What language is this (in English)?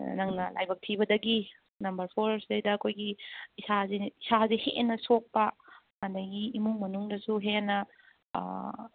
Manipuri